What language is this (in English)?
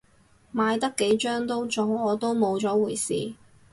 Cantonese